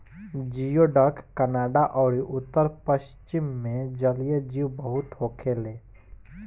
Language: Bhojpuri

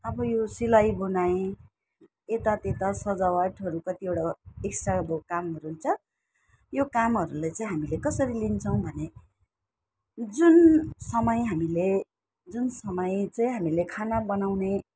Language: Nepali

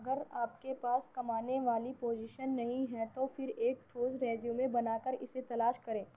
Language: Urdu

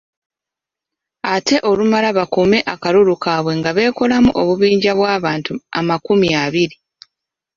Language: Ganda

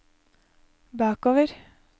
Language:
Norwegian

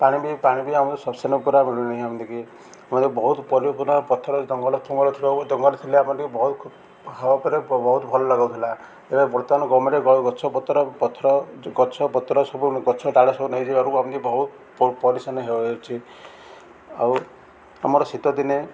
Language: Odia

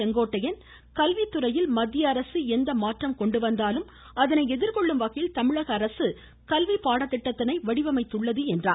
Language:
Tamil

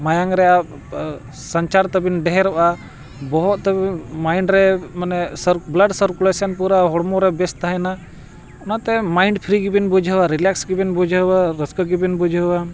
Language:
Santali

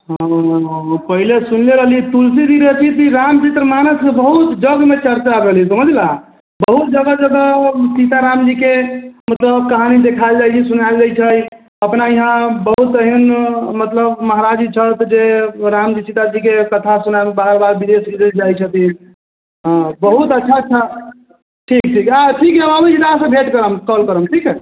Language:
Maithili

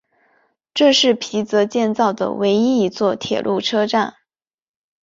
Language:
Chinese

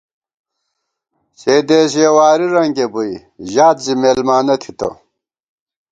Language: Gawar-Bati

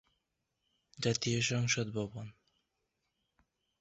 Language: Bangla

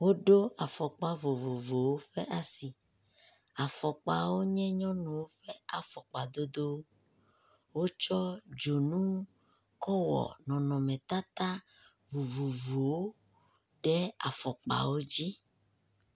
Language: Ewe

